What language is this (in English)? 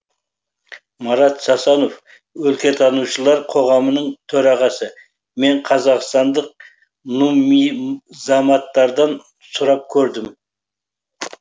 Kazakh